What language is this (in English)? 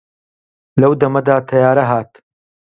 Central Kurdish